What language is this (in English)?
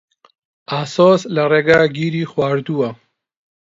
Central Kurdish